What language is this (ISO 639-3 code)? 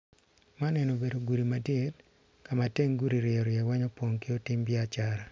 ach